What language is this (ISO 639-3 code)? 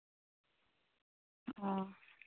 sat